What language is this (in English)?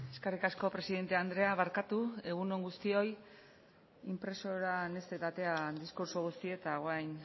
Basque